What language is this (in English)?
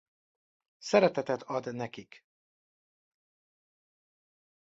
Hungarian